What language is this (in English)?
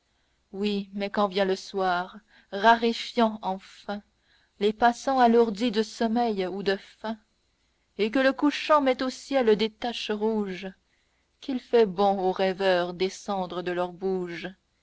French